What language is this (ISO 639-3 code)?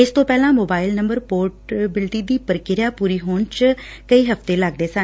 pan